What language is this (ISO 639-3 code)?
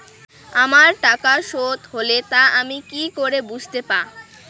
ben